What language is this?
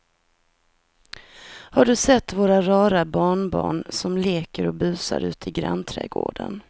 Swedish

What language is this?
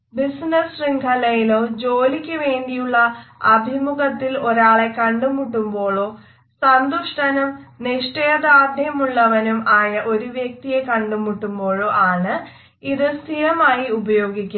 Malayalam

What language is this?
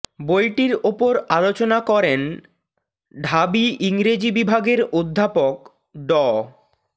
Bangla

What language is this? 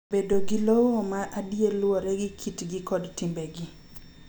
Luo (Kenya and Tanzania)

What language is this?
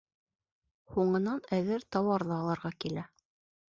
Bashkir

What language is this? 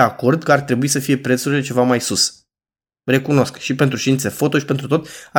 Romanian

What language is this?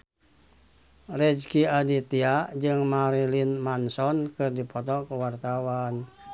Sundanese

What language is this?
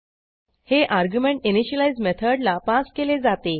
Marathi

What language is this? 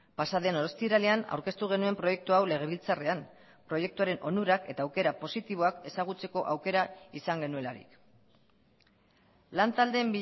Basque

